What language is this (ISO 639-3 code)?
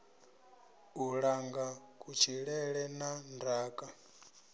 ven